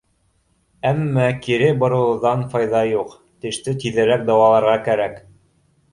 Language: Bashkir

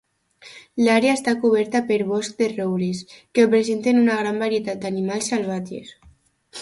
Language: Catalan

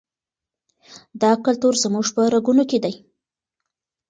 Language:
Pashto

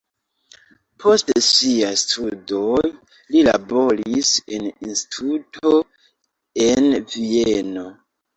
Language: Esperanto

